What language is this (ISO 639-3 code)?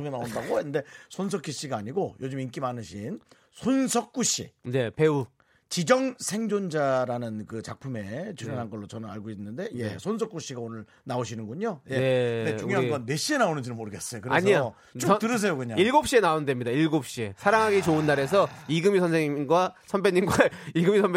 kor